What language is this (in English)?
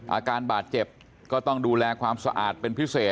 Thai